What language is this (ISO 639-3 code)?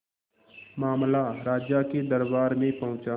hin